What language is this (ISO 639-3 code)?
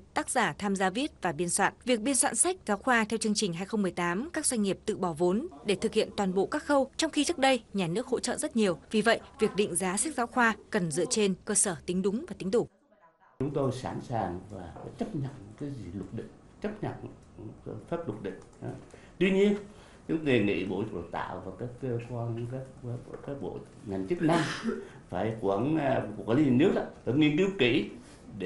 vie